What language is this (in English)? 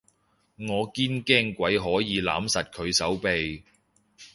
Cantonese